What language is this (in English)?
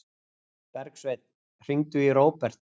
Icelandic